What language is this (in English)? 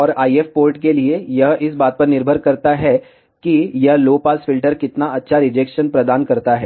Hindi